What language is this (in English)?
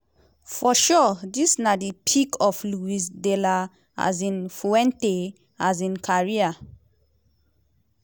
Nigerian Pidgin